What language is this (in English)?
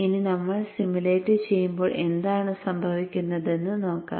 Malayalam